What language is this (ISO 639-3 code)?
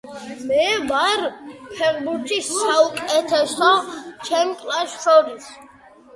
kat